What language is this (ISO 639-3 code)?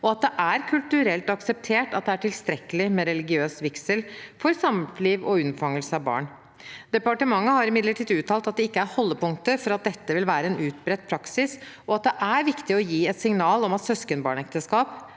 nor